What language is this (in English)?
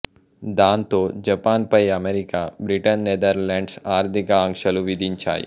Telugu